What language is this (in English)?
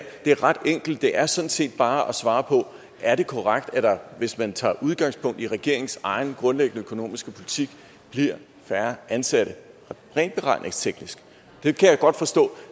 Danish